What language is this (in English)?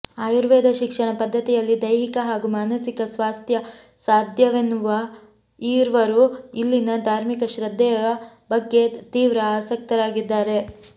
Kannada